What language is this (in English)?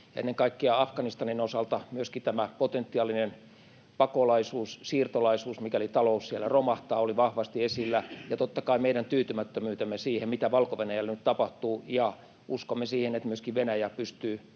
Finnish